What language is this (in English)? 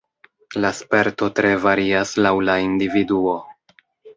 Esperanto